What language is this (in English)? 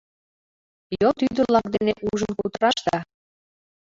Mari